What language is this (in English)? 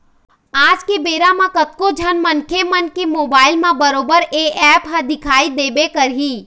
Chhattisgarhi